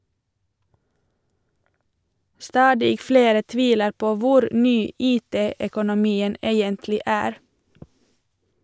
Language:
Norwegian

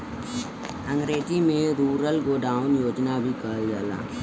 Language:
Bhojpuri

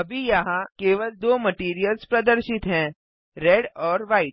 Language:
Hindi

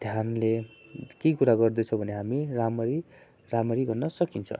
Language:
Nepali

